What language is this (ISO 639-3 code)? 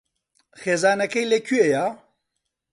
ckb